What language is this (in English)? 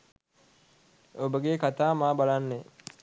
Sinhala